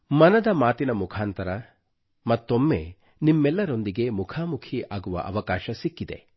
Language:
Kannada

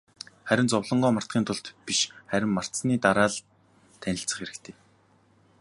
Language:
Mongolian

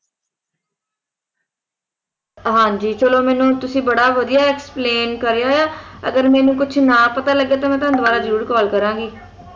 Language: Punjabi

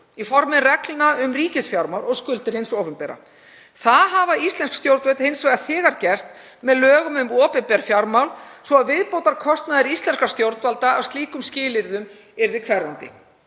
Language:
Icelandic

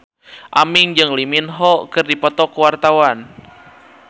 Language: Sundanese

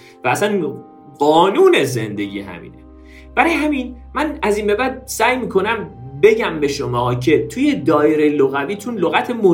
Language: Persian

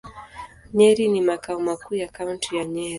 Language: Swahili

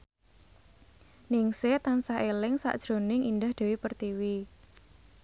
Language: Javanese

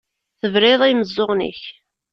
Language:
Kabyle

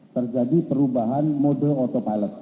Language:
Indonesian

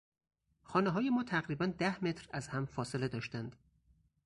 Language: Persian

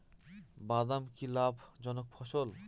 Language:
Bangla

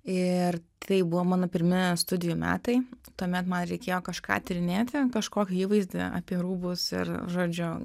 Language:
Lithuanian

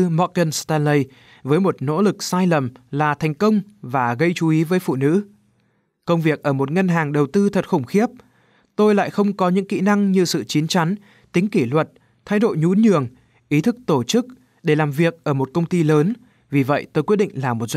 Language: Vietnamese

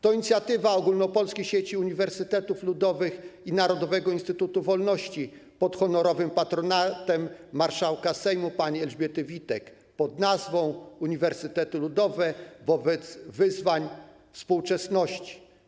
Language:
Polish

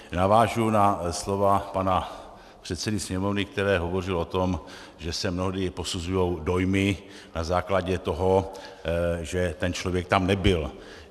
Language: Czech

